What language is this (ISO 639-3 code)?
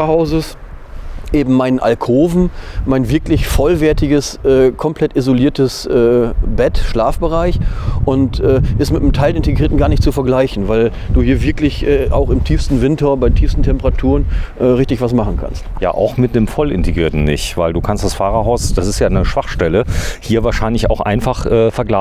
deu